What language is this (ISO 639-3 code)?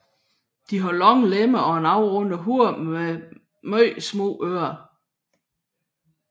dan